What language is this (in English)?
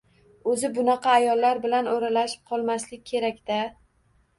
Uzbek